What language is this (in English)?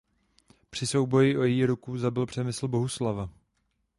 Czech